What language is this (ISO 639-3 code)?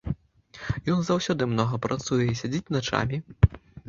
bel